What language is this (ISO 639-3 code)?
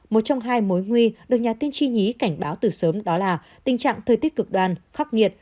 vie